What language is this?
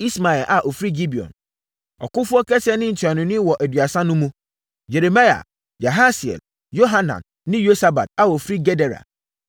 Akan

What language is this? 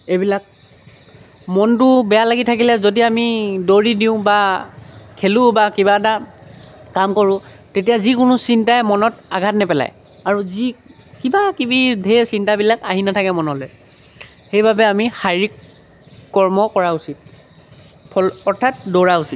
Assamese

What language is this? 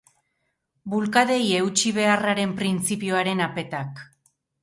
Basque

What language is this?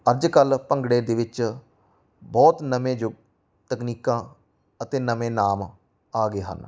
Punjabi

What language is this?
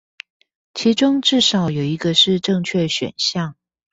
Chinese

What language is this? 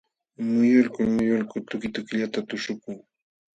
Jauja Wanca Quechua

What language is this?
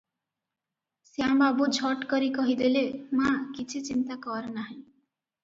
Odia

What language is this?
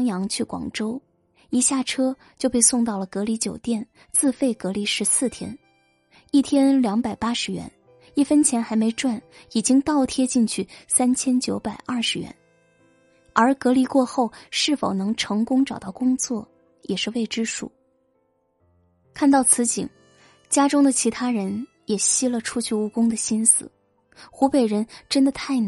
Chinese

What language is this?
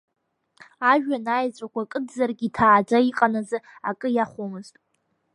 Abkhazian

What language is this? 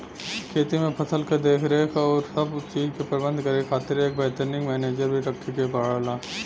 Bhojpuri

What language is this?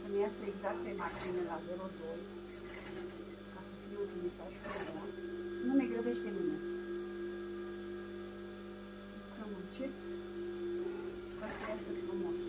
Romanian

